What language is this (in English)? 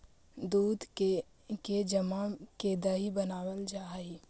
Magahi